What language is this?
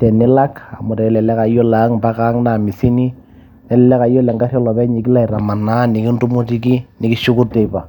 Masai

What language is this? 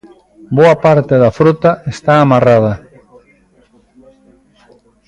Galician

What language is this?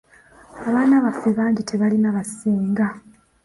Ganda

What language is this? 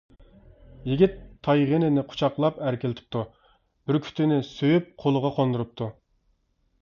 Uyghur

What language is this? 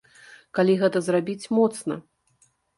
Belarusian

